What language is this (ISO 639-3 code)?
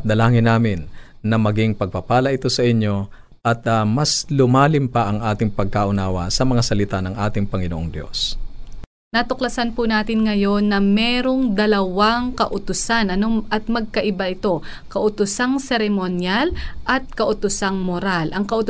fil